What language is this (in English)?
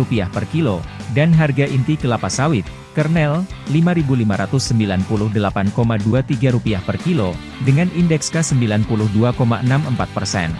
Indonesian